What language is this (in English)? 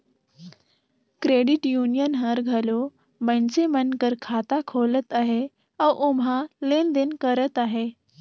Chhattisgarhi